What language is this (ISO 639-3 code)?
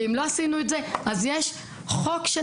heb